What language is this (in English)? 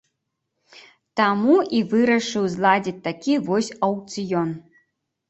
Belarusian